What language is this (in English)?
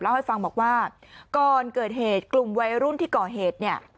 Thai